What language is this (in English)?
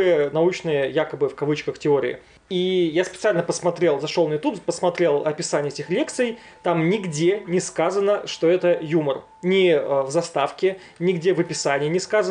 Russian